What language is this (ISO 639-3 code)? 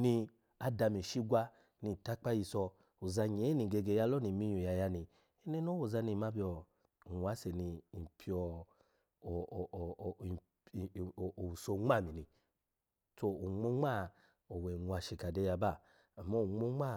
ala